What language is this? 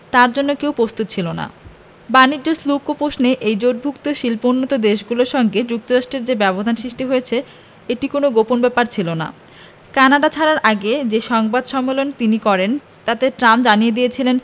Bangla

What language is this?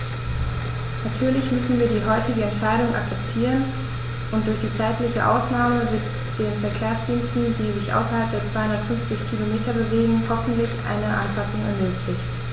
German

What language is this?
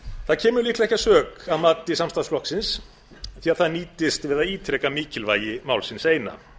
Icelandic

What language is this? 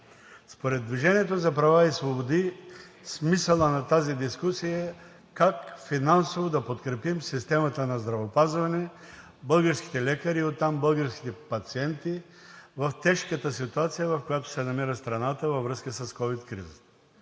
Bulgarian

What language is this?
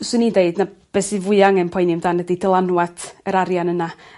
Welsh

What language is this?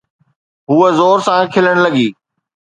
Sindhi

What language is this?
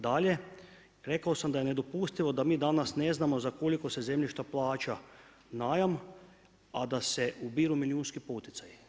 Croatian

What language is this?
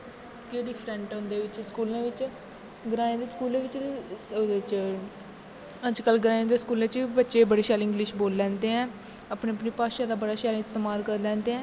Dogri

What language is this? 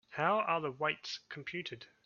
English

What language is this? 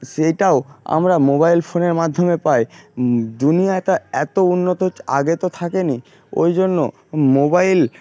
Bangla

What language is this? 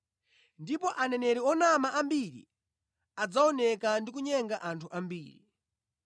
Nyanja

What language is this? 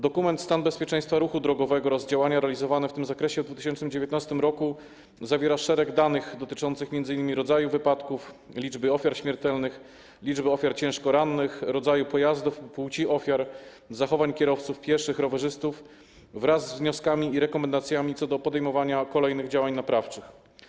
Polish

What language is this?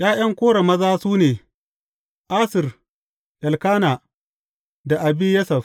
Hausa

